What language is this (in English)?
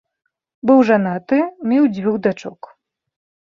Belarusian